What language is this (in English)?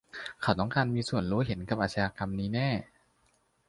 Thai